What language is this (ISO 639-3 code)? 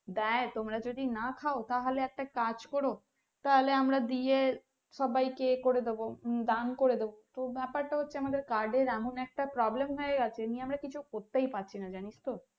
ben